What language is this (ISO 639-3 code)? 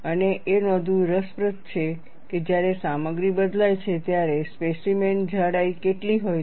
guj